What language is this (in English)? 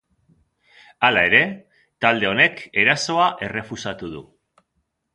Basque